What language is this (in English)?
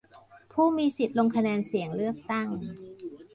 Thai